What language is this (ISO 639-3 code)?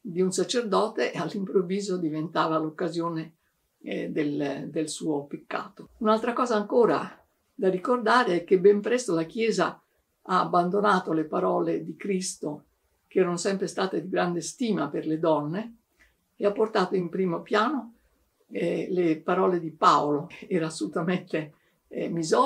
ita